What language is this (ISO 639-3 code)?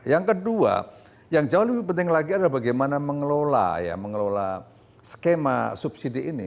ind